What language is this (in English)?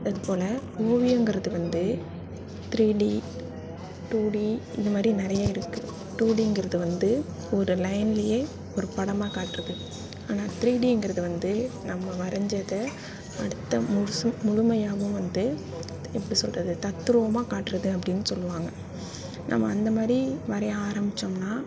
Tamil